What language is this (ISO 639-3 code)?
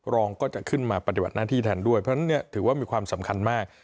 tha